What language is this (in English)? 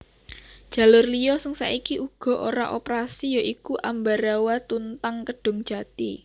Javanese